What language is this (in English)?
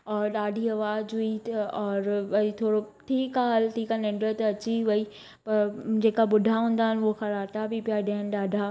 Sindhi